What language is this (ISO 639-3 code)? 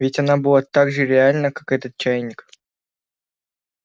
rus